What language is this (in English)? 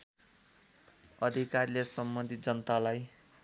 Nepali